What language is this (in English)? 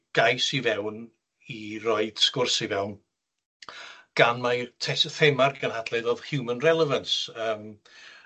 Welsh